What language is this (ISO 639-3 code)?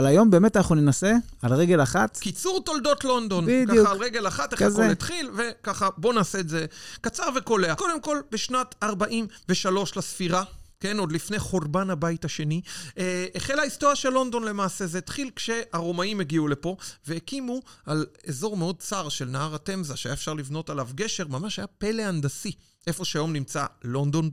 heb